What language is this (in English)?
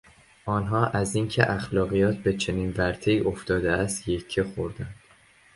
Persian